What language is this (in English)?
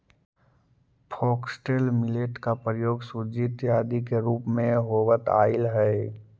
Magahi